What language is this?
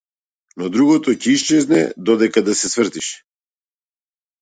Macedonian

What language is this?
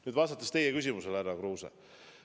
Estonian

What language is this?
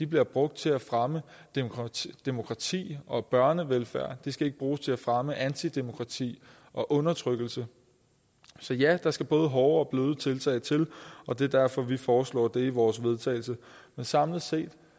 Danish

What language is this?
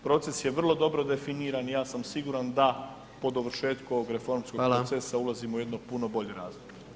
Croatian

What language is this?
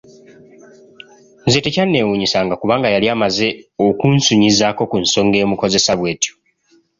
Ganda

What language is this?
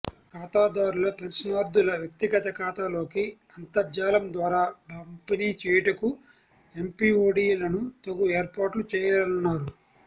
Telugu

